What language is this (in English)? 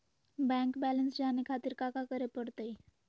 Magahi